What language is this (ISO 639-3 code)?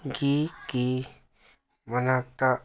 mni